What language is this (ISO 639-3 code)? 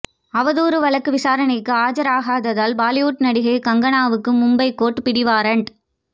tam